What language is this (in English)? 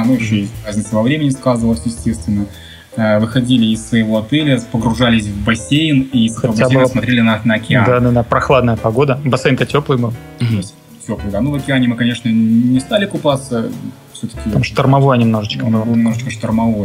Russian